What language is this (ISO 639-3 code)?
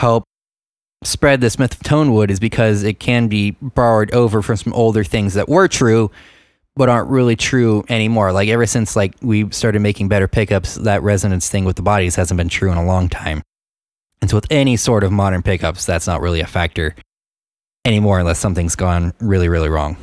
eng